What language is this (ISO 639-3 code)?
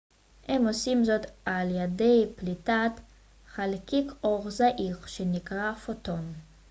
heb